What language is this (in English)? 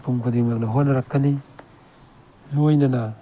Manipuri